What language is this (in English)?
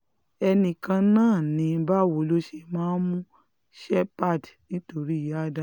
Yoruba